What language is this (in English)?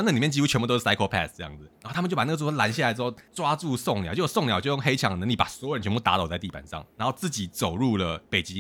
Chinese